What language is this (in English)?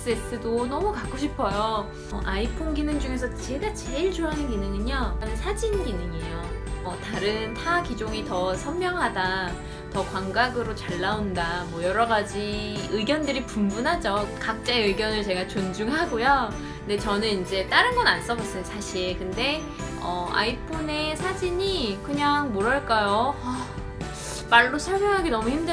Korean